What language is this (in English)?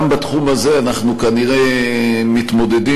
Hebrew